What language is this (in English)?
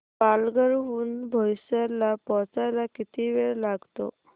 Marathi